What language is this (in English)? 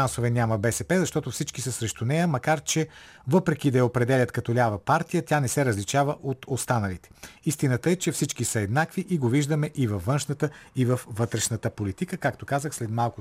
Bulgarian